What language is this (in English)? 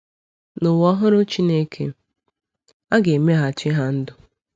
Igbo